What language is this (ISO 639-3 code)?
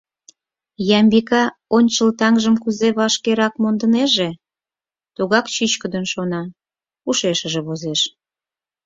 chm